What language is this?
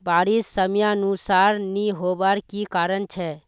Magahi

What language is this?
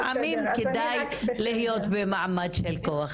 Hebrew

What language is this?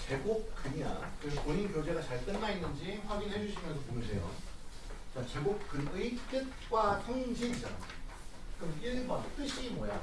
Korean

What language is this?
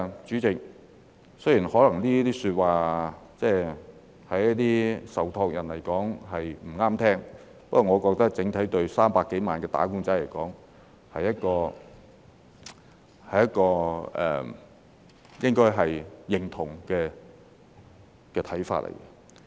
Cantonese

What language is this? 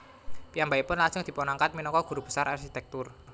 Javanese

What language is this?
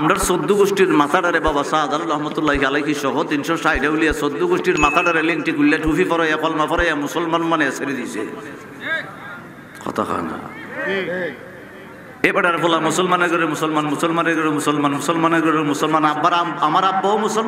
Arabic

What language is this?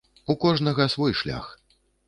Belarusian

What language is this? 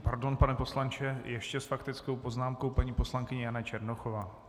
Czech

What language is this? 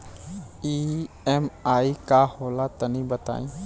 Bhojpuri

